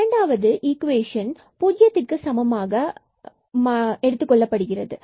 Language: Tamil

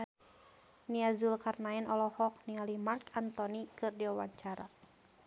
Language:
Sundanese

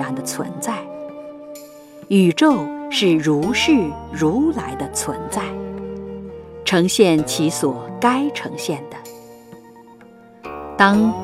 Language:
Chinese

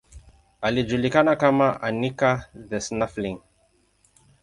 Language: Swahili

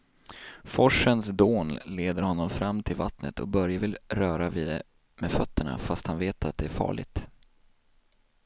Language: Swedish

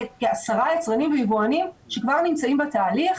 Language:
Hebrew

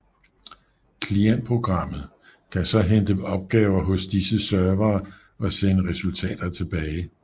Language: Danish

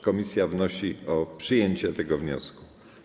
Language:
Polish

